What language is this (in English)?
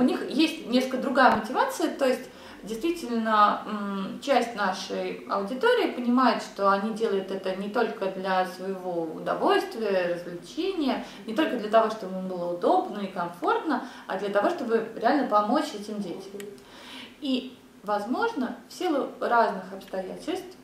Russian